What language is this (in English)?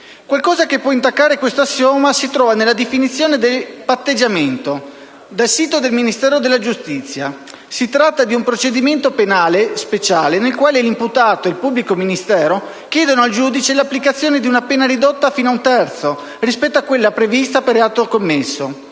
Italian